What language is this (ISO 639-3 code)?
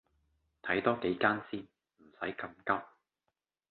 yue